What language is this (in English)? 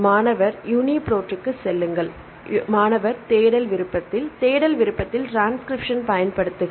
Tamil